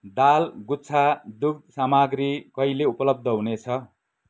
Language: Nepali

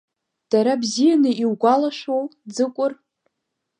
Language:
Abkhazian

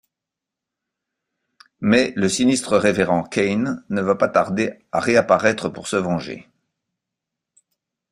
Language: French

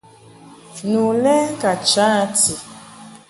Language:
Mungaka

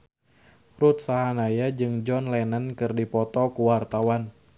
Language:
Sundanese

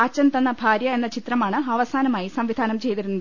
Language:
Malayalam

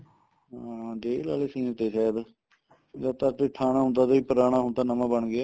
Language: Punjabi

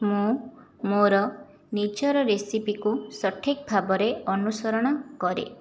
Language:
Odia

